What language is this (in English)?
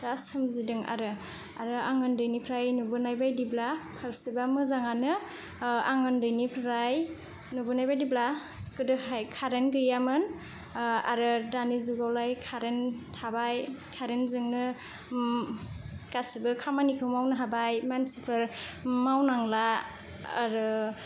Bodo